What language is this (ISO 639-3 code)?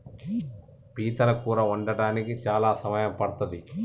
tel